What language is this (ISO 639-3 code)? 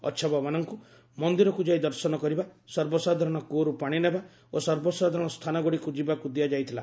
ori